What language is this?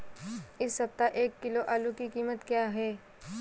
Hindi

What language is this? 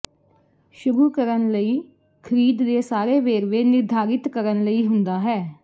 Punjabi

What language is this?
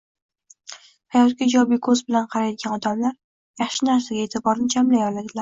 Uzbek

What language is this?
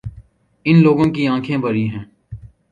Urdu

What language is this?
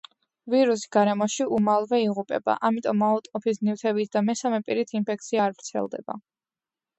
Georgian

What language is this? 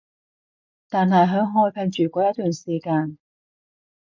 Cantonese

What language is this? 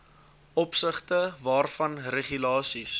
Afrikaans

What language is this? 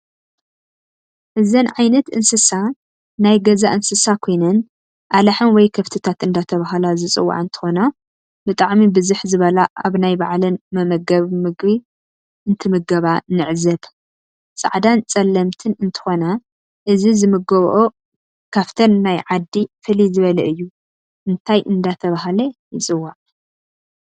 Tigrinya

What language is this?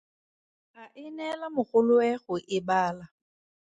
Tswana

